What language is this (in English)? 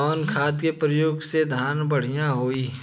Bhojpuri